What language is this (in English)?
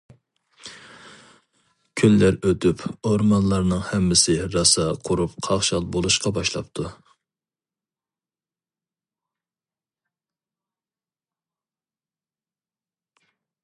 Uyghur